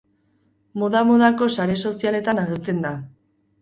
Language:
Basque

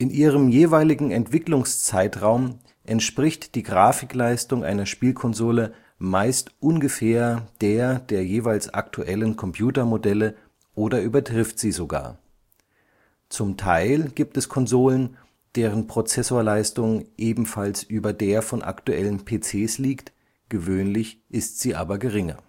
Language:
German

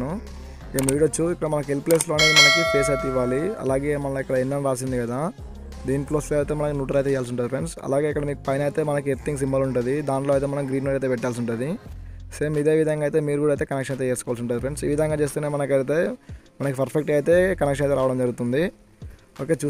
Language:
Telugu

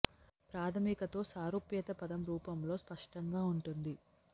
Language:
Telugu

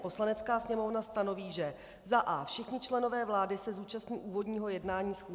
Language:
Czech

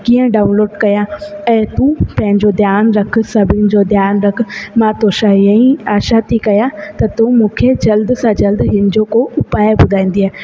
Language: Sindhi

